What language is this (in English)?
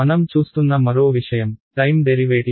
Telugu